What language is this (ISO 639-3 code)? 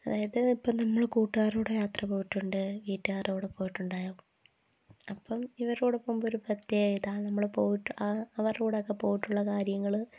mal